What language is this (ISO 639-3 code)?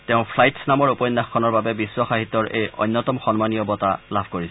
asm